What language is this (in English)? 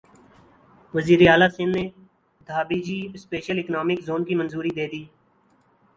Urdu